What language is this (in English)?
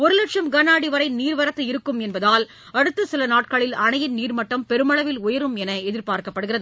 Tamil